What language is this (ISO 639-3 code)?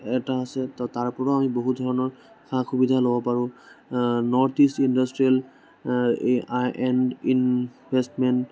asm